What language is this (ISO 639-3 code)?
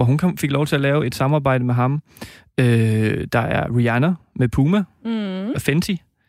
dan